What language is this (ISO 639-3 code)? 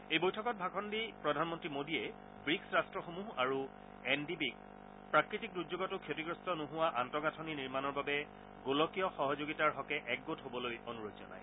asm